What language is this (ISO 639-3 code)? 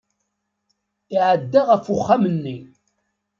kab